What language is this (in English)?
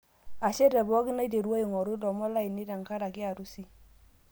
Masai